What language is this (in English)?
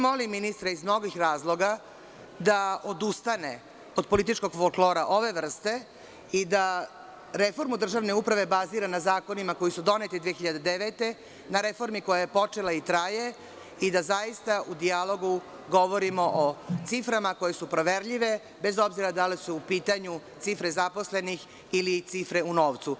Serbian